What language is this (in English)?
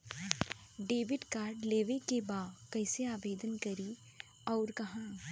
Bhojpuri